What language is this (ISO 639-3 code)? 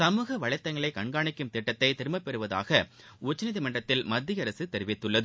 tam